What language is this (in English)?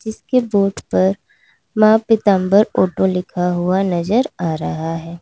Hindi